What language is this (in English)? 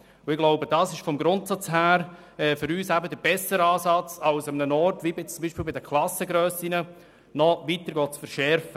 Swiss German